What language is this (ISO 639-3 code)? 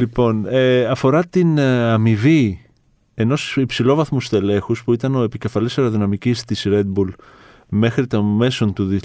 ell